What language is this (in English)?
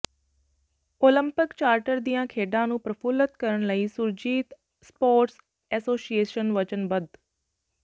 Punjabi